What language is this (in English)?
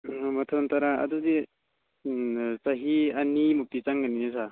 Manipuri